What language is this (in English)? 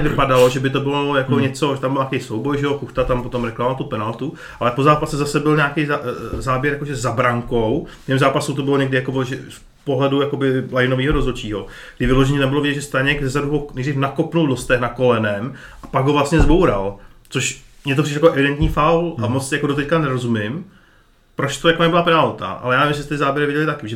Czech